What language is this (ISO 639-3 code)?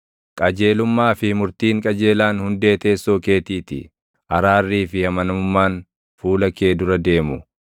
orm